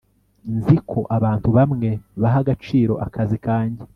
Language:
Kinyarwanda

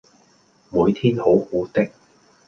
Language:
Cantonese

